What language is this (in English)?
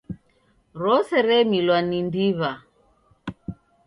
Taita